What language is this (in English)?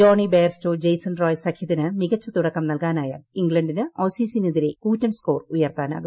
Malayalam